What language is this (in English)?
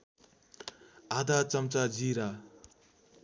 Nepali